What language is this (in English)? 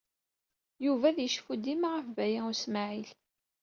Kabyle